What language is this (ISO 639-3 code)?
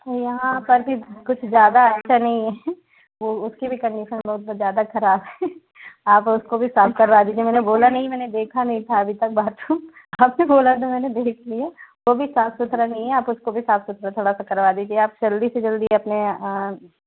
hin